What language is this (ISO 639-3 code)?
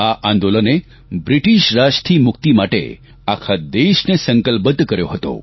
guj